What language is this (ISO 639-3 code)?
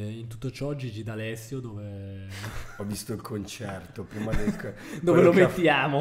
ita